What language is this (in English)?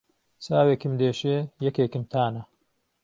Central Kurdish